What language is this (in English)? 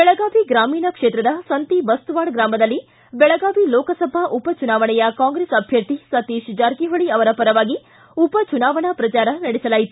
Kannada